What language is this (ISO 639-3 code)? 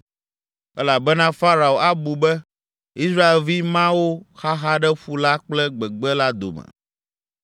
ewe